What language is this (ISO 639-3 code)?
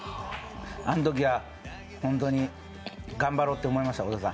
jpn